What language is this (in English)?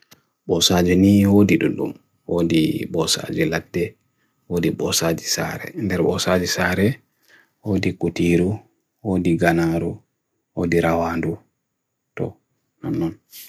Bagirmi Fulfulde